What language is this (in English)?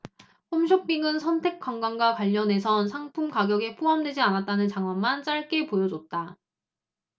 Korean